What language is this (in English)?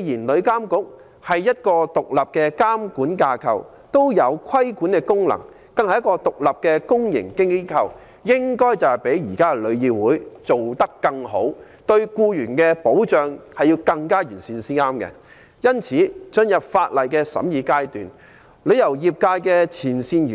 Cantonese